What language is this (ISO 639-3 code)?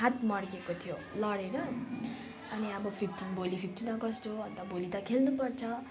nep